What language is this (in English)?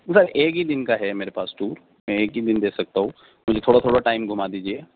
Urdu